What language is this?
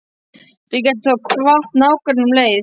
Icelandic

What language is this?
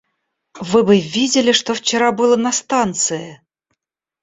Russian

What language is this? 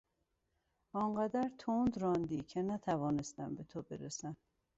Persian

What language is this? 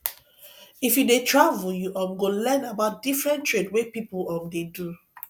Nigerian Pidgin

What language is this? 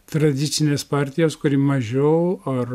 Lithuanian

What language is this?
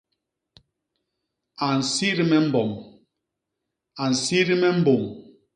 Basaa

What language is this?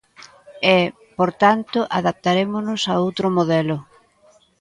Galician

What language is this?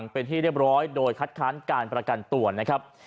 Thai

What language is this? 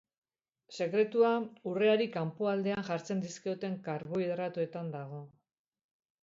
Basque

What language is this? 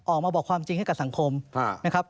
Thai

